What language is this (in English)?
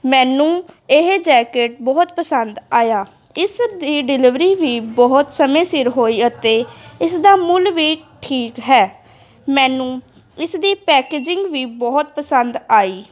Punjabi